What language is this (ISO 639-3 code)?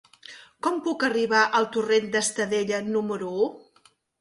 cat